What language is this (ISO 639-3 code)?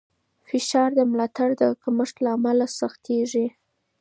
pus